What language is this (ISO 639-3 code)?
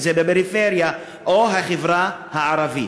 heb